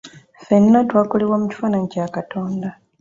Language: Ganda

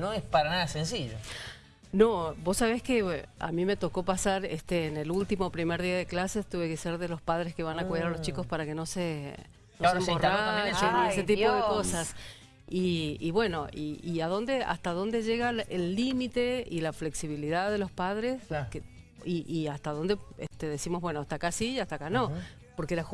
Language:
Spanish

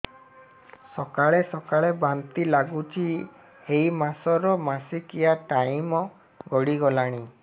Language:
Odia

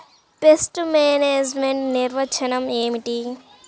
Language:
Telugu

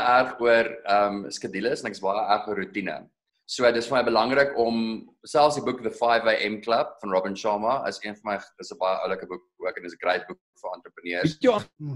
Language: Dutch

